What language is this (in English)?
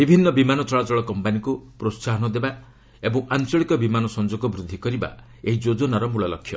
Odia